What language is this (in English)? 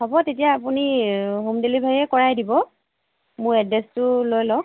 Assamese